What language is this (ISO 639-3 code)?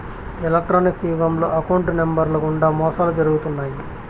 tel